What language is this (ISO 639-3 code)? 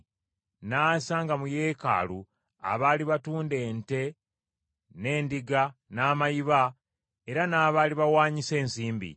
lug